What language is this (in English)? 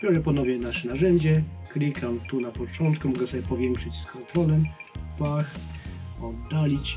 Polish